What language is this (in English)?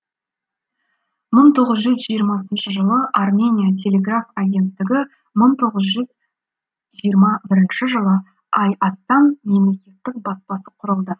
Kazakh